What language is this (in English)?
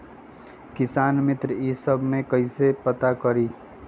Magahi